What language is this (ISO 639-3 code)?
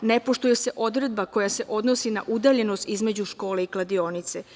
srp